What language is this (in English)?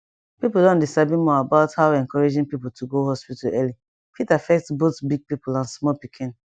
Nigerian Pidgin